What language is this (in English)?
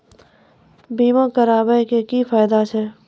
Maithili